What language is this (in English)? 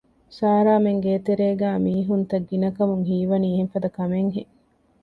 Divehi